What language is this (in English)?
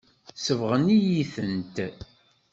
Kabyle